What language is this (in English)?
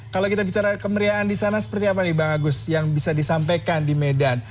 Indonesian